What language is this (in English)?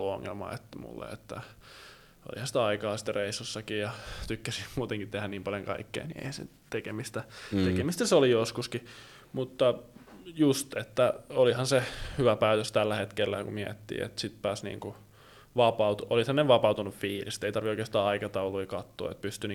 Finnish